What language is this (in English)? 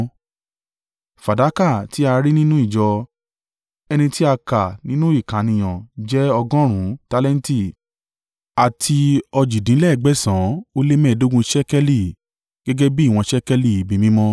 Yoruba